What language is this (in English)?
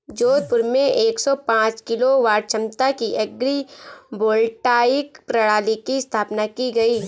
Hindi